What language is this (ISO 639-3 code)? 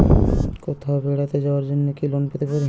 ben